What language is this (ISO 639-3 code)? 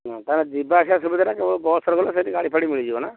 ori